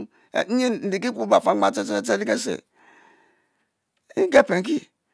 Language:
Mbe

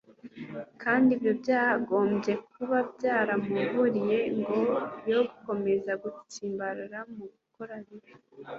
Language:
Kinyarwanda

